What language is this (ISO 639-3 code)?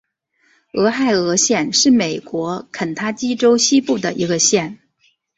zho